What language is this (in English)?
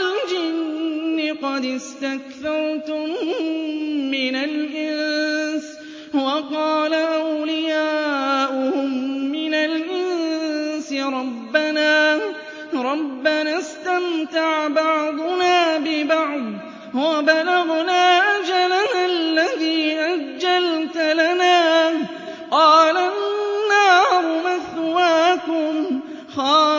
Arabic